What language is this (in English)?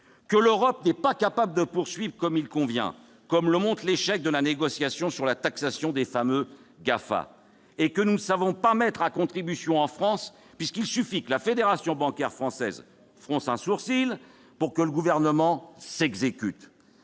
French